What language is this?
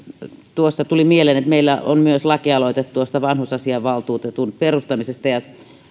Finnish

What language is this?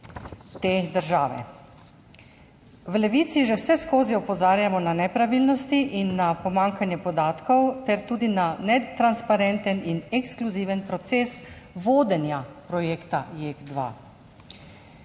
Slovenian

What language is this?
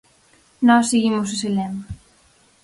Galician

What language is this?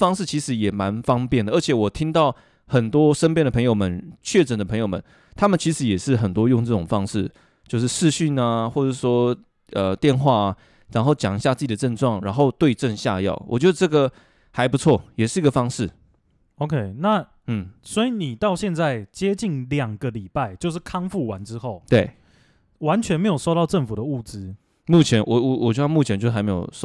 Chinese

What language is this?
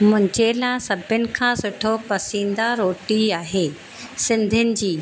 Sindhi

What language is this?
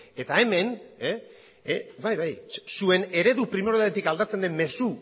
Basque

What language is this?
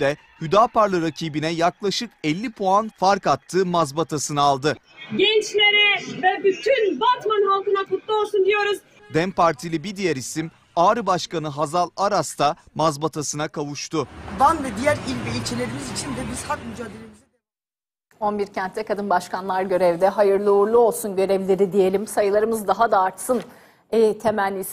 Turkish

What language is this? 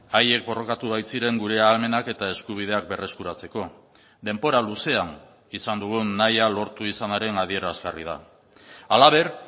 Basque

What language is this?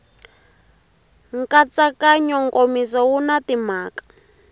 Tsonga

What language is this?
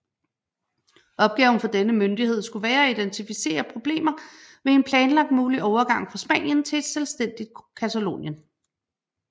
Danish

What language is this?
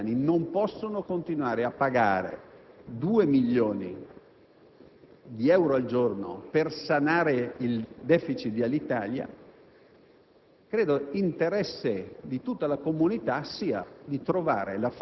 Italian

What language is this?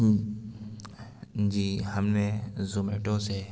Urdu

